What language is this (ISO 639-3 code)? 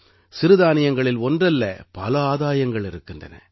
tam